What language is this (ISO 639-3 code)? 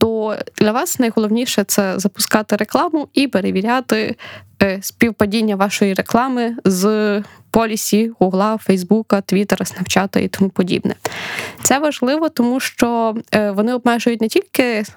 ukr